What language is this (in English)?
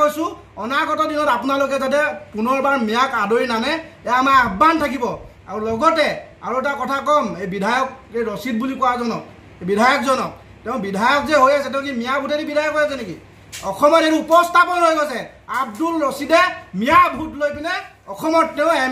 Bangla